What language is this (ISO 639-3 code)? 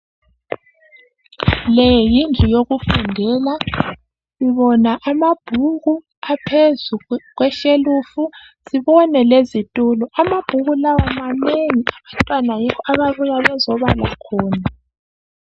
nde